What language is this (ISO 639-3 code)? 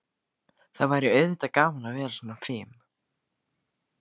isl